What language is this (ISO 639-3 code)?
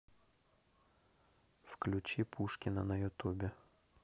rus